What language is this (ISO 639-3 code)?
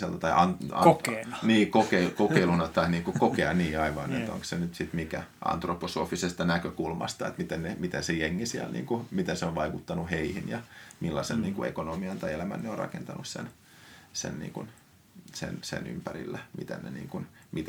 fin